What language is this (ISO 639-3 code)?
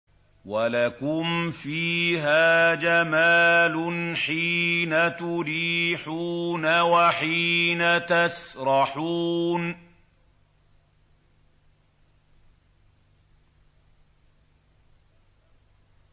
ara